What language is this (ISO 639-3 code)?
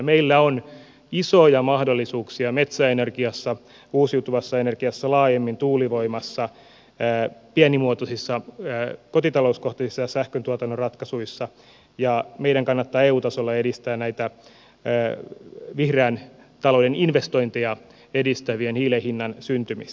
fin